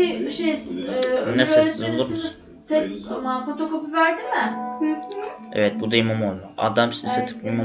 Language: Turkish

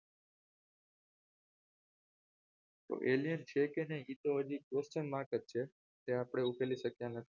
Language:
Gujarati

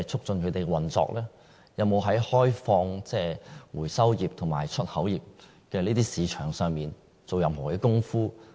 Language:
Cantonese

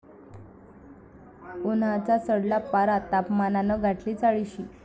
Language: Marathi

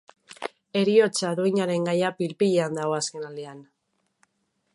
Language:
Basque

